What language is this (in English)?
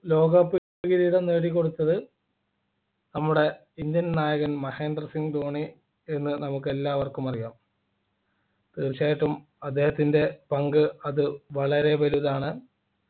Malayalam